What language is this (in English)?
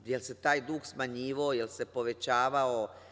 Serbian